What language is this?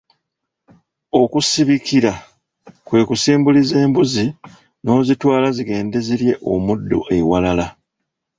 Ganda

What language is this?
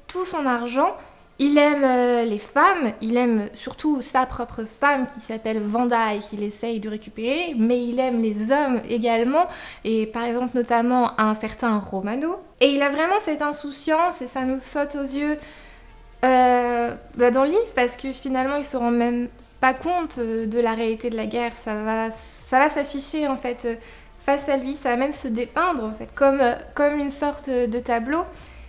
French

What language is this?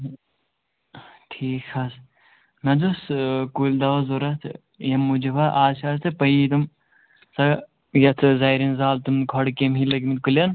Kashmiri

